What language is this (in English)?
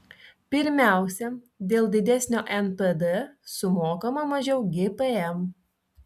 Lithuanian